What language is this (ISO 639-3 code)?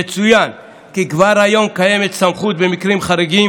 heb